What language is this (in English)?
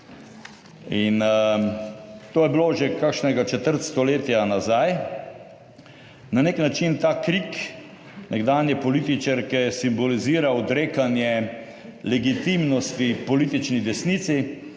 Slovenian